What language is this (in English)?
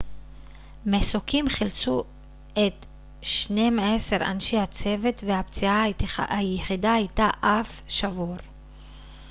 Hebrew